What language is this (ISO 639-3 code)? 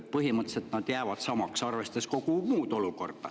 est